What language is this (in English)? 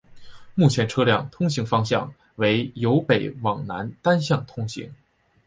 Chinese